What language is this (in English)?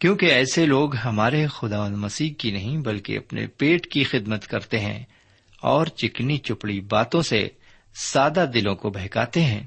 Urdu